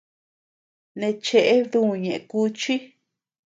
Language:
Tepeuxila Cuicatec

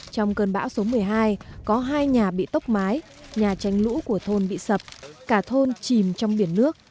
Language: Vietnamese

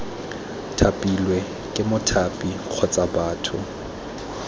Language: Tswana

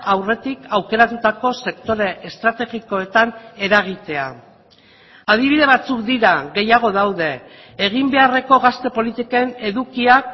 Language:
Basque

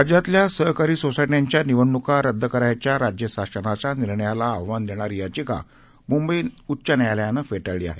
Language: Marathi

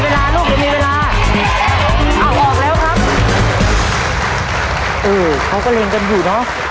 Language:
Thai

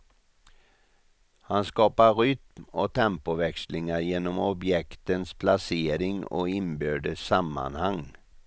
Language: Swedish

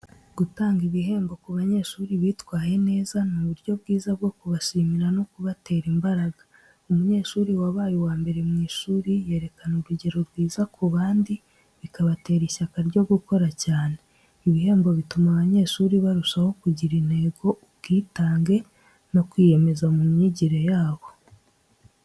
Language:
Kinyarwanda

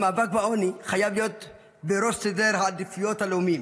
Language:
Hebrew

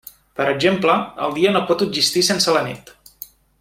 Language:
Catalan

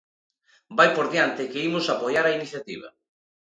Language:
Galician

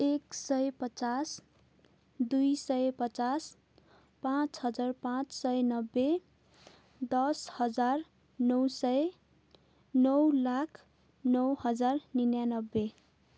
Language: Nepali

